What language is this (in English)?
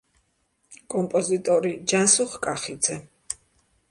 Georgian